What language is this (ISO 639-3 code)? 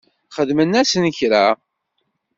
kab